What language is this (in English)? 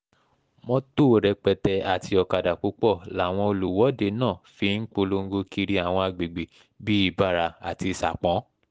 Yoruba